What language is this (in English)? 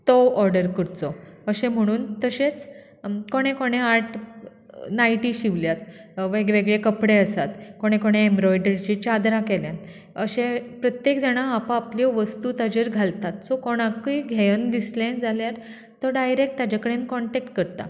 Konkani